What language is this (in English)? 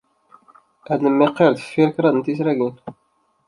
Kabyle